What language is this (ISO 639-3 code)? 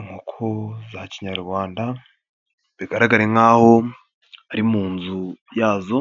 kin